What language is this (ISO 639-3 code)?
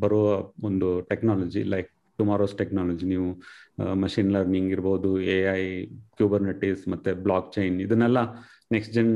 kan